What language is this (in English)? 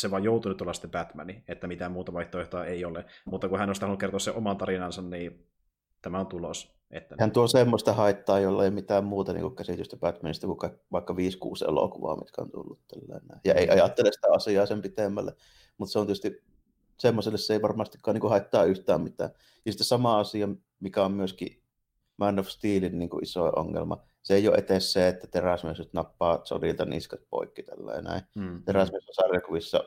Finnish